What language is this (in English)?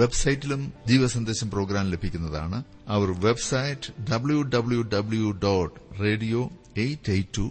Malayalam